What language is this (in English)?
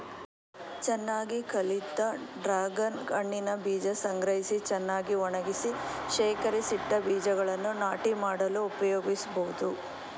Kannada